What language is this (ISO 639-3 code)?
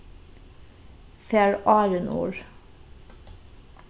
fao